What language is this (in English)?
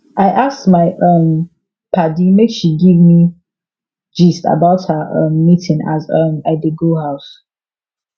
Nigerian Pidgin